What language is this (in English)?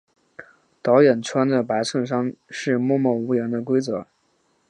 Chinese